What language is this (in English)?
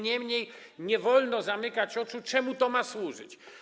Polish